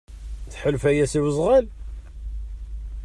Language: Kabyle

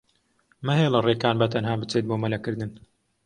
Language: Central Kurdish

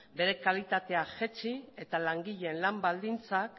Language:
Basque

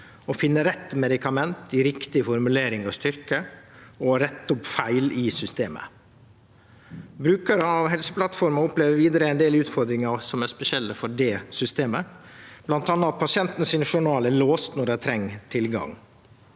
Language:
Norwegian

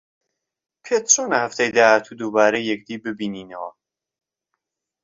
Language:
Central Kurdish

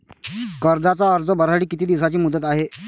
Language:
Marathi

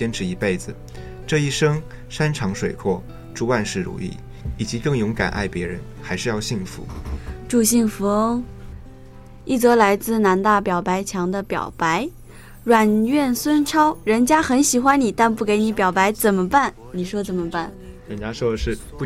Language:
Chinese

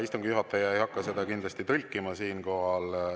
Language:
Estonian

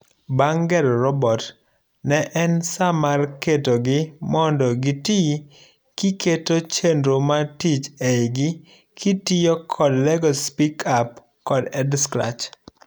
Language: Luo (Kenya and Tanzania)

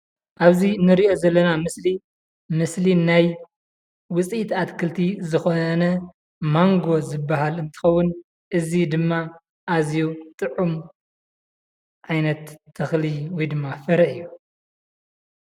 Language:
Tigrinya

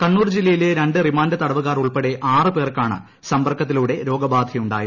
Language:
Malayalam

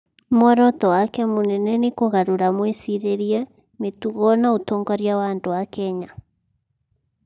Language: Kikuyu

